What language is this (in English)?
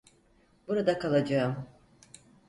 Turkish